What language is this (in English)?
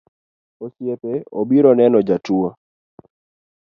Luo (Kenya and Tanzania)